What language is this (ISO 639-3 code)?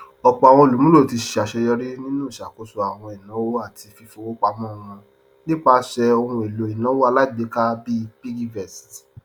yor